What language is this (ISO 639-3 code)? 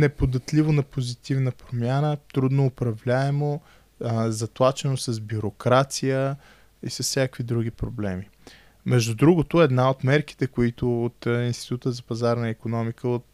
bul